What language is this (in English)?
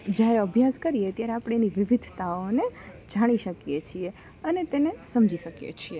Gujarati